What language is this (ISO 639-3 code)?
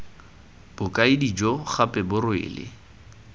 tsn